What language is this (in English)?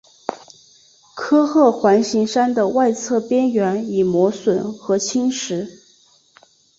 Chinese